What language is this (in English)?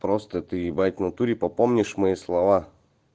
Russian